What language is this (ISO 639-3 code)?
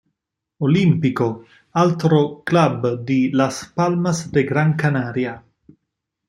ita